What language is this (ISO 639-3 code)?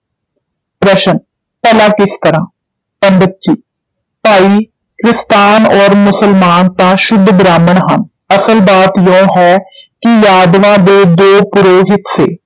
pan